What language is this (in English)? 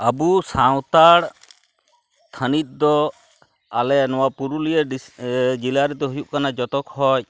Santali